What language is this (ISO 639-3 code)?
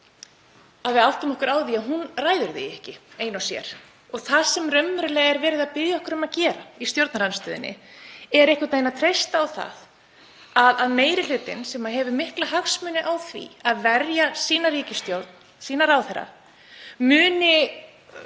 isl